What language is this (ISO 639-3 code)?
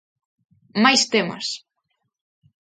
glg